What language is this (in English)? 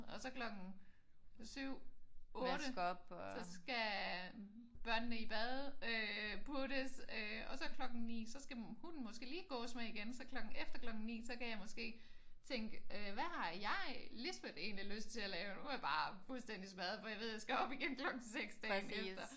Danish